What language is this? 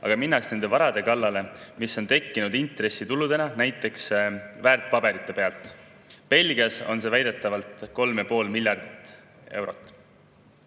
Estonian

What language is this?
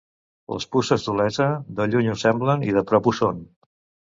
Catalan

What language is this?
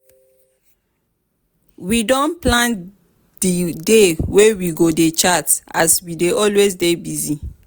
Nigerian Pidgin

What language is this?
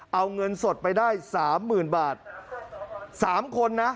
Thai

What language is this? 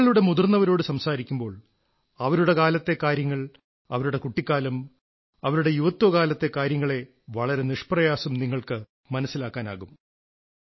Malayalam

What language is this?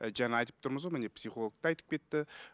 Kazakh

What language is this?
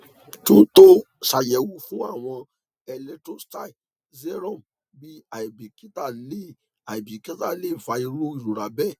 Yoruba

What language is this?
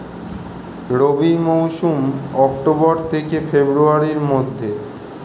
Bangla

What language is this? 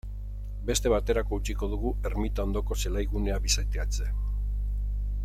Basque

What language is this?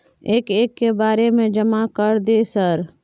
Maithili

